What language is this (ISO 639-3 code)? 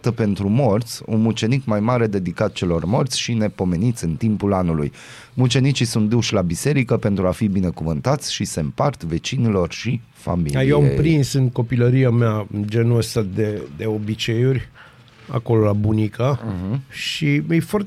ron